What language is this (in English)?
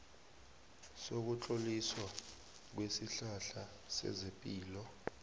South Ndebele